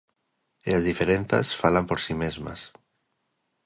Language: Galician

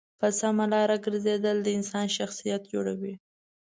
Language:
Pashto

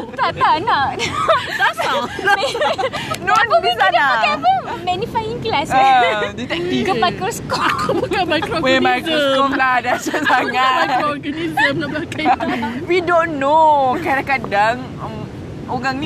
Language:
Malay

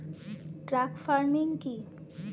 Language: Bangla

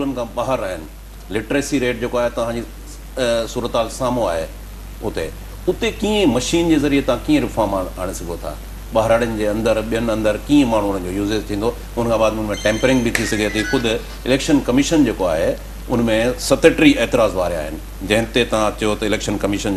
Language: Hindi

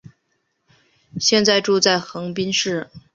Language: Chinese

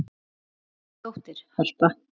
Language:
Icelandic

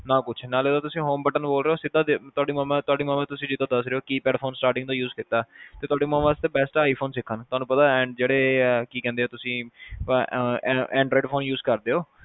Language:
Punjabi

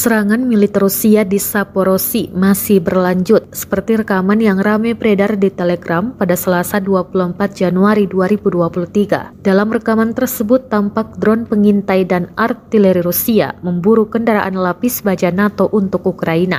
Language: Indonesian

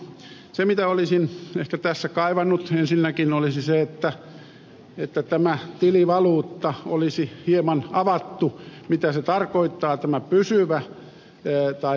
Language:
Finnish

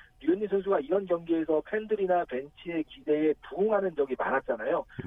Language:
Korean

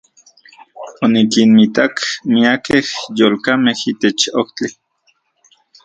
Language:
Central Puebla Nahuatl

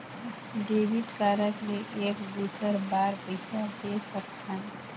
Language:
Chhattisgarhi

